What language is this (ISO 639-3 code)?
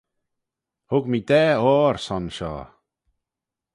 glv